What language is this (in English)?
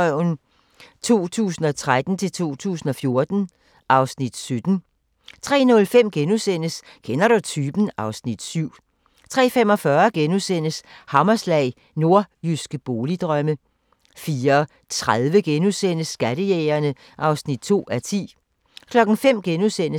Danish